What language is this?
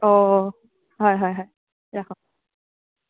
Assamese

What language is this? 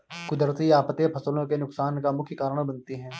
Hindi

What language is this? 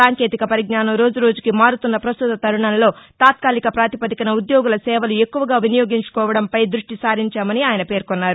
Telugu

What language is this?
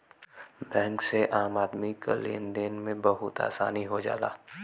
Bhojpuri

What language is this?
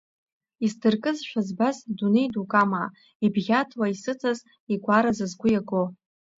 Abkhazian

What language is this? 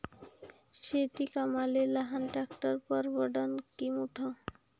Marathi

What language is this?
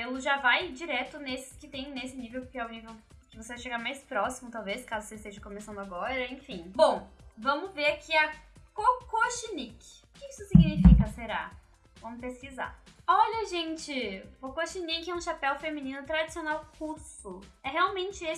Portuguese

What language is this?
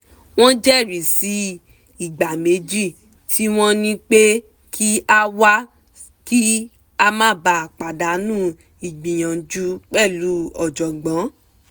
Yoruba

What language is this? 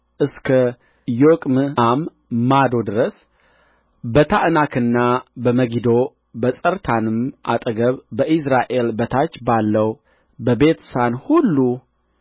Amharic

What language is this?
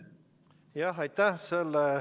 Estonian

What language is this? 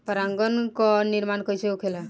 Bhojpuri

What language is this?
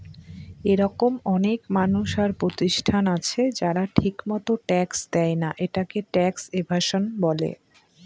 Bangla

